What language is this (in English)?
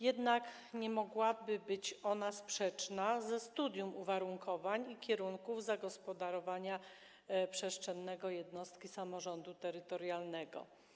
Polish